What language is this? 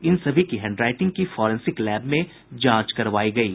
Hindi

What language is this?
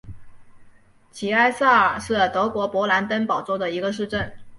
Chinese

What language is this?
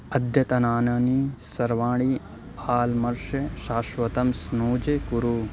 Sanskrit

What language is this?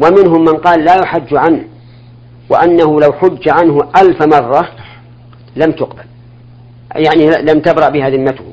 Arabic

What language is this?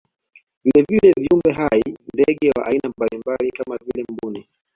Swahili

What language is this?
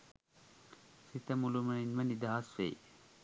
Sinhala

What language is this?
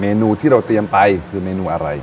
Thai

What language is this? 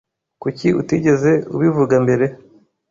Kinyarwanda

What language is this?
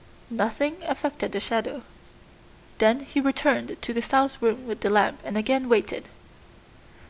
English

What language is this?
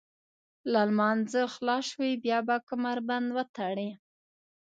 Pashto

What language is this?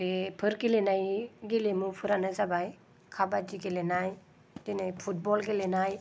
Bodo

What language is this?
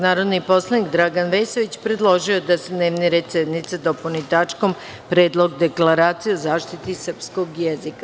Serbian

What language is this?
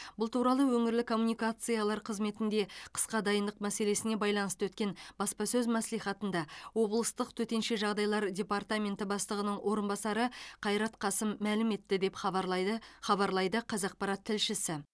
Kazakh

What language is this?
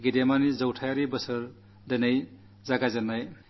Malayalam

